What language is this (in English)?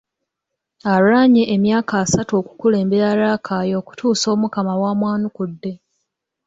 Ganda